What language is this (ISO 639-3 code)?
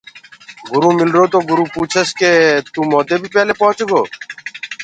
ggg